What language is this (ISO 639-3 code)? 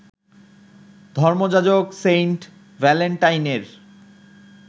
ben